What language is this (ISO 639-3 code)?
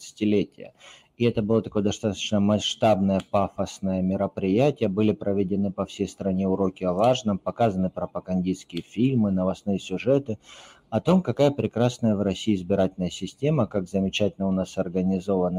rus